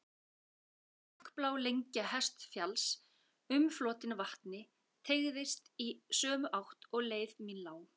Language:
Icelandic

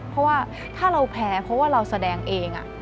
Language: Thai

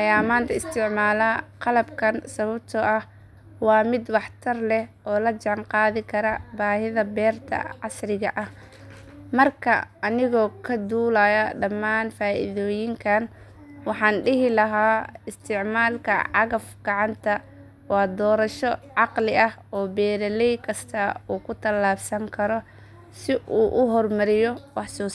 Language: Somali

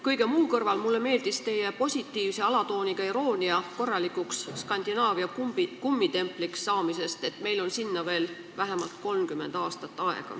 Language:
Estonian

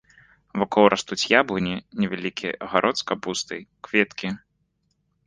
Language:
Belarusian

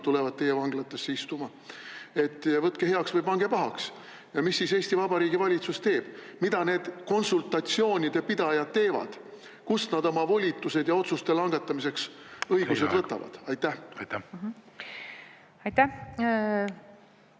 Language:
Estonian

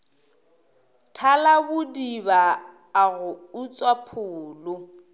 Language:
Northern Sotho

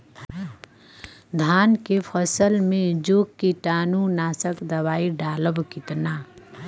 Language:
Bhojpuri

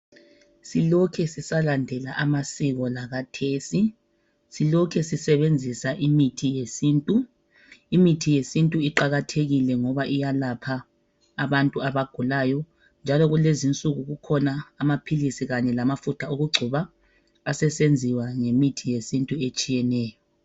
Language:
North Ndebele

